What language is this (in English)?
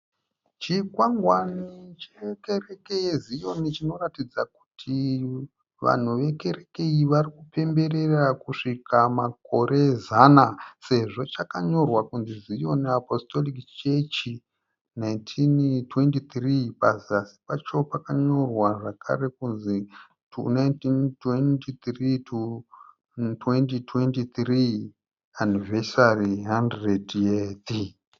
Shona